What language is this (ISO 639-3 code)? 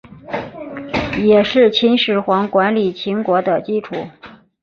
zho